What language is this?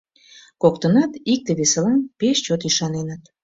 Mari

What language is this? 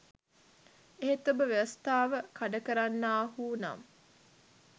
Sinhala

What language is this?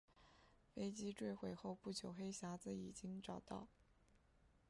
Chinese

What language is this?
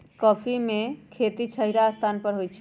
Magahi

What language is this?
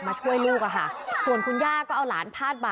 Thai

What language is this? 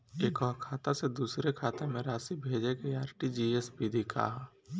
Bhojpuri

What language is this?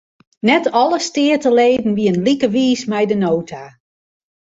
Western Frisian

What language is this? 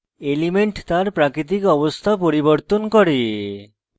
Bangla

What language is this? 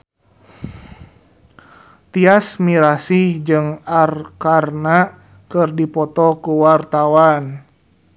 Sundanese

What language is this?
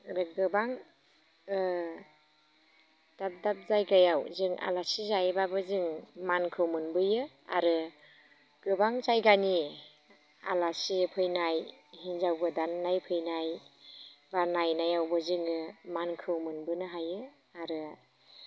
Bodo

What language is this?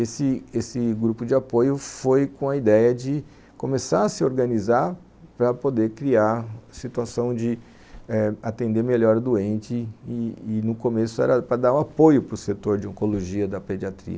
Portuguese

